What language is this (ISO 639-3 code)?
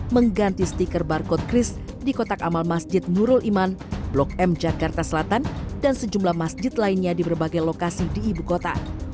ind